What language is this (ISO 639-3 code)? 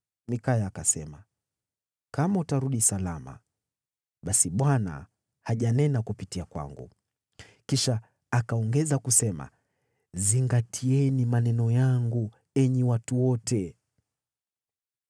swa